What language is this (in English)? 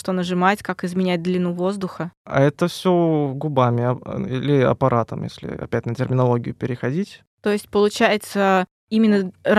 Russian